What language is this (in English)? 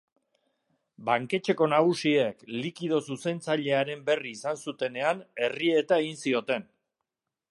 Basque